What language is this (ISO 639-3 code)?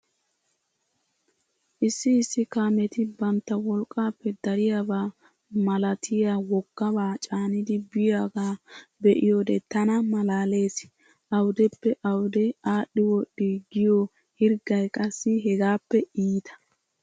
wal